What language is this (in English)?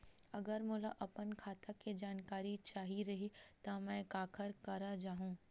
Chhattisgarhi